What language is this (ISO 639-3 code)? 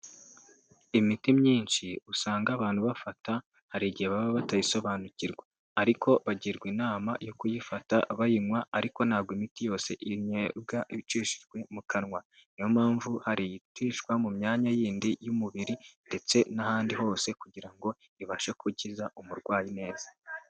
kin